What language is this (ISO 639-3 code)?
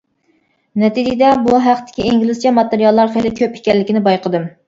uig